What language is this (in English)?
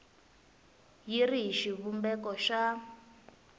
Tsonga